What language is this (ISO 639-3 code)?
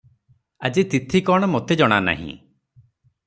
ori